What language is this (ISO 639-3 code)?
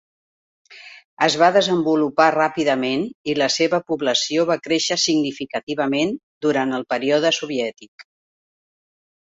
cat